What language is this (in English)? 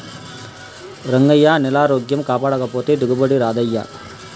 Telugu